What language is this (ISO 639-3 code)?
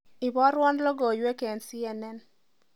kln